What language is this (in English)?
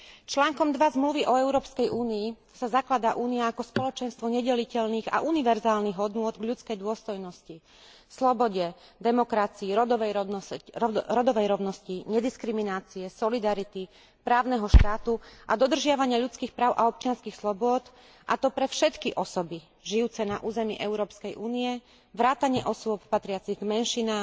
Slovak